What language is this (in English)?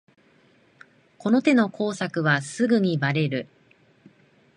Japanese